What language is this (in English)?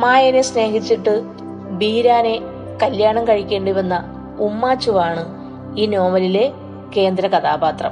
Malayalam